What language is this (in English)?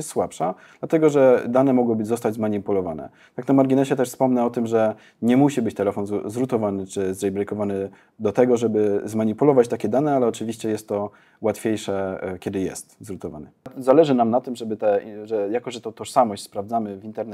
Polish